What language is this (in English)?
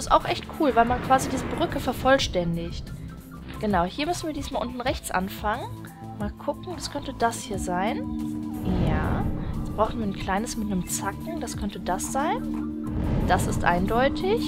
German